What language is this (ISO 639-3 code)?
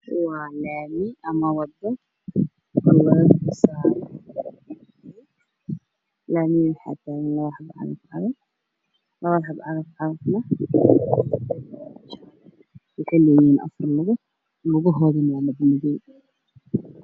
som